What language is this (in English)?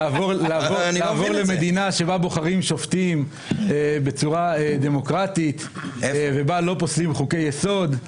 Hebrew